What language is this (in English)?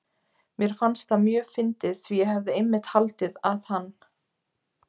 Icelandic